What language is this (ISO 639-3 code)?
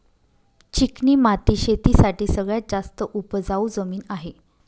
mar